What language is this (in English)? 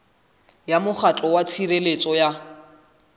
Southern Sotho